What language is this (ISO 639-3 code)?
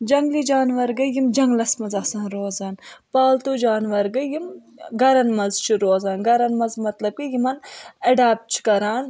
kas